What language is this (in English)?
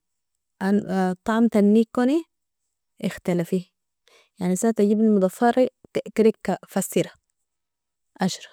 Nobiin